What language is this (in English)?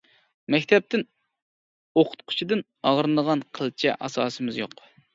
Uyghur